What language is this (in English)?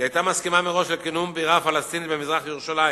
Hebrew